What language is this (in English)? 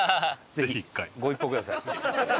Japanese